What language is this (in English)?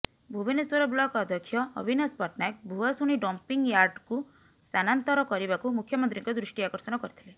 Odia